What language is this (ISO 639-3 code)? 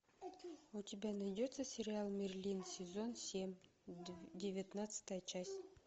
rus